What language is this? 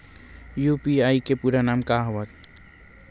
Chhattisgarhi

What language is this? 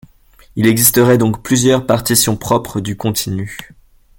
French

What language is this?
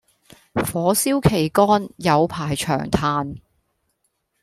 Cantonese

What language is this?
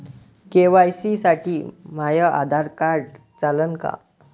Marathi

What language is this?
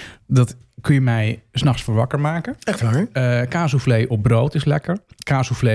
Dutch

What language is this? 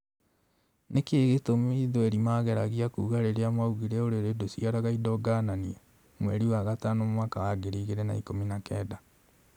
Kikuyu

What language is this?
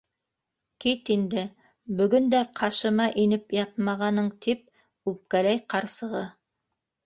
Bashkir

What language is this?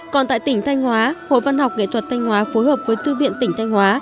Vietnamese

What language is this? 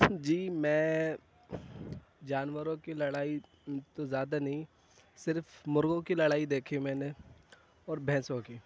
Urdu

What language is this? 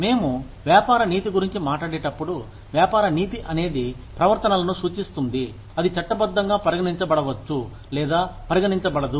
Telugu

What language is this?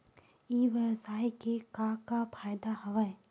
Chhattisgarhi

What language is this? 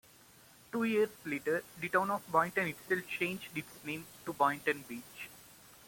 English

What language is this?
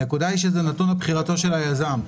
Hebrew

